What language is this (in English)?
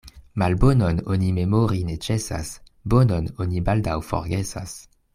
Esperanto